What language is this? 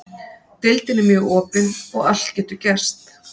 Icelandic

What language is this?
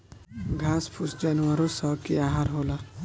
Bhojpuri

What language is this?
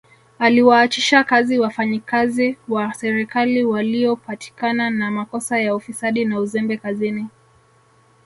Swahili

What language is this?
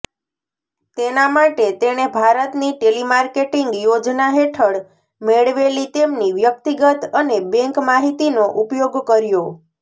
Gujarati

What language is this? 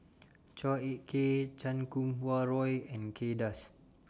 English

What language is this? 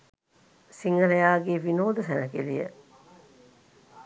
Sinhala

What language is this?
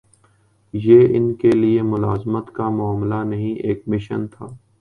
Urdu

